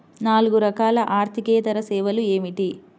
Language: Telugu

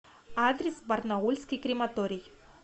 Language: Russian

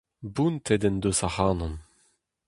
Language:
Breton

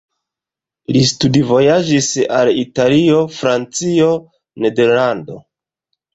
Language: Esperanto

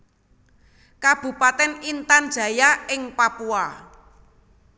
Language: Javanese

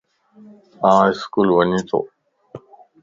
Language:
Lasi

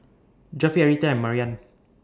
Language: English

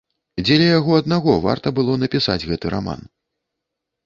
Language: Belarusian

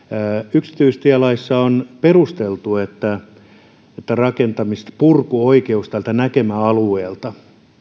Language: Finnish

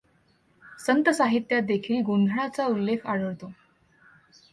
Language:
Marathi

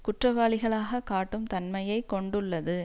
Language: Tamil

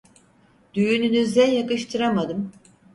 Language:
Turkish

